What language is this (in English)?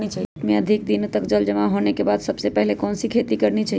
Magahi